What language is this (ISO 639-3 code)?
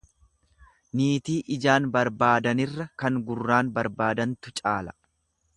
orm